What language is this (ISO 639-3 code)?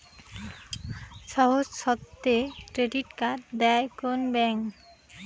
ben